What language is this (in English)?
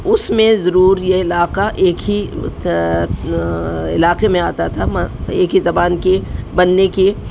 Urdu